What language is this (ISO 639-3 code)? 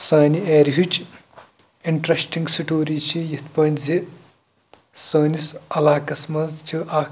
kas